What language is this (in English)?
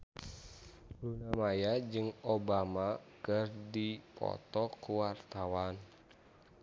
Sundanese